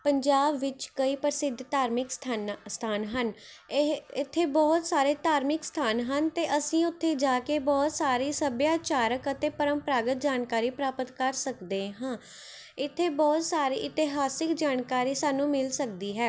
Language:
Punjabi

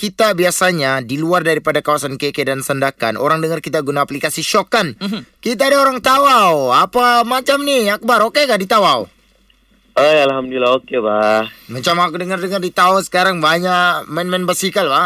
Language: Malay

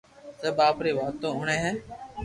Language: Loarki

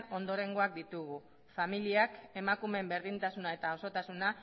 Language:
Basque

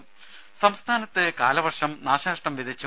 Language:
Malayalam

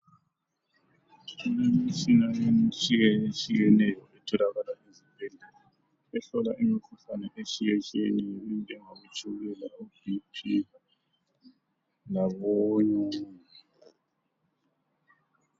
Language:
North Ndebele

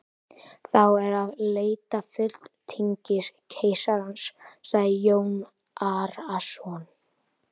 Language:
Icelandic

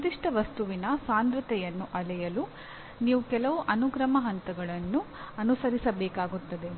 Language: Kannada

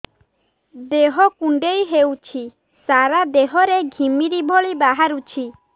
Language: Odia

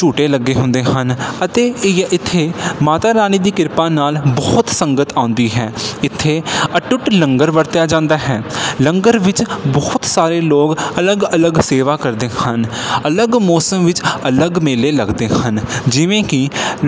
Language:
Punjabi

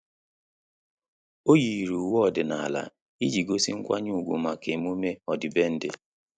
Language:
Igbo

